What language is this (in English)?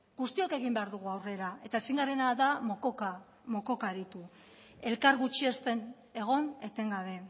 Basque